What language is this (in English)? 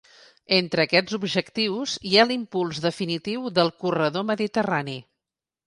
Catalan